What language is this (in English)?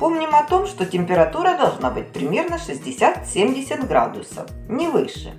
Russian